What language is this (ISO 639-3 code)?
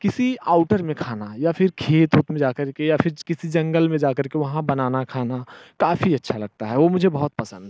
hin